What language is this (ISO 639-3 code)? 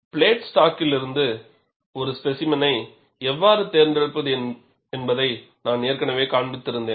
tam